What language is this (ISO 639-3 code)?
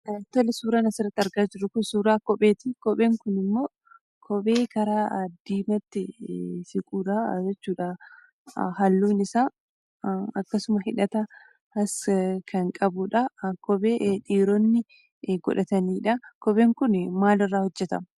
orm